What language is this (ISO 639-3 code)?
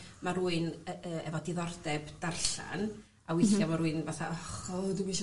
cym